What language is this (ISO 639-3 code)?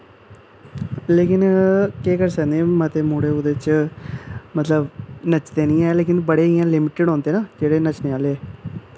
doi